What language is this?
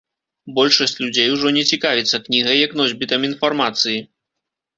Belarusian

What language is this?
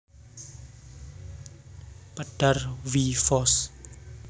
Javanese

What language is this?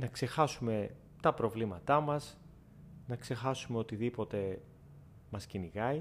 Greek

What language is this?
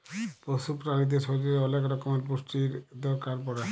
Bangla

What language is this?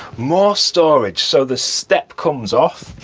English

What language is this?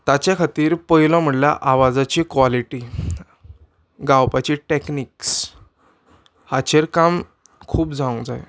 Konkani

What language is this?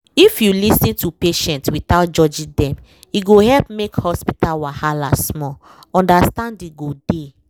Nigerian Pidgin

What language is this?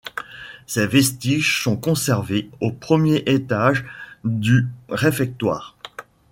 French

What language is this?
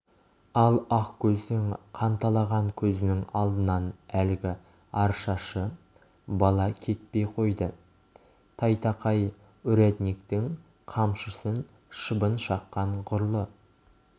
Kazakh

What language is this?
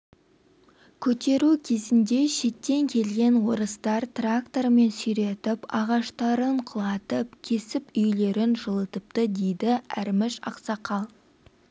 Kazakh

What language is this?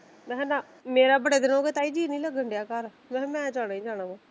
Punjabi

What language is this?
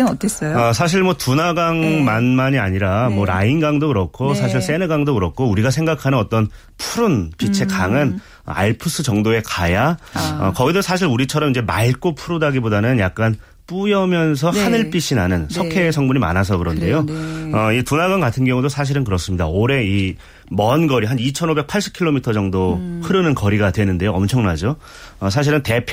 Korean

